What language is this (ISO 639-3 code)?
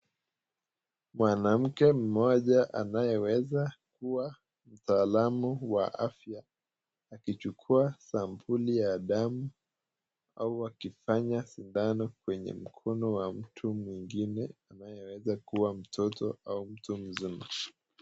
swa